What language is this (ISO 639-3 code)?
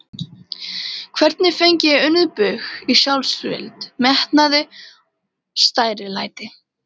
isl